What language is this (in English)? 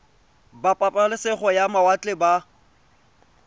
Tswana